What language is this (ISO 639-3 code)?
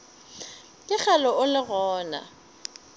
nso